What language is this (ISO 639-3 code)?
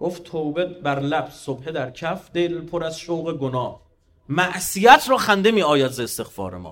fas